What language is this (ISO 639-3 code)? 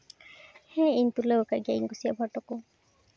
sat